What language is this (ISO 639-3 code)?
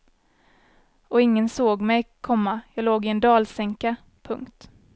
swe